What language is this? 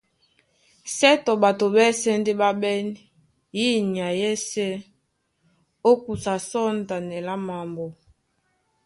Duala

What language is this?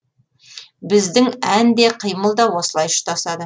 Kazakh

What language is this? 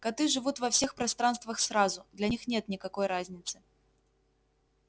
Russian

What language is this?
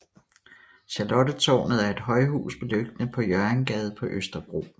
Danish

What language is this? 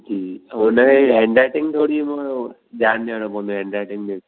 Sindhi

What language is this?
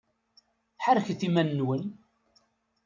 Kabyle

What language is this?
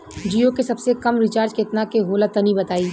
Bhojpuri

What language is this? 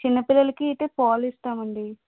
Telugu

